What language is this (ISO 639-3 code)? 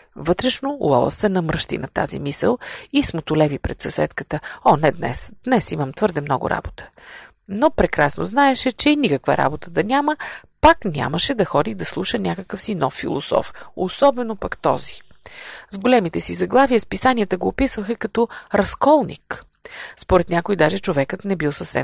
bul